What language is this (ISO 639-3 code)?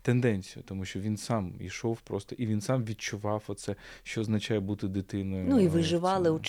ukr